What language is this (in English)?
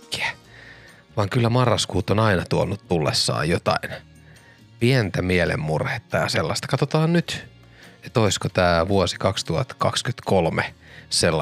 Finnish